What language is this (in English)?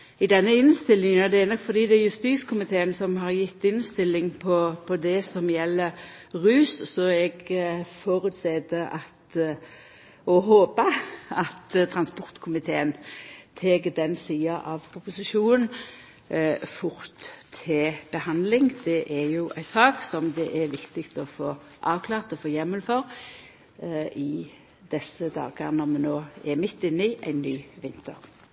Norwegian Nynorsk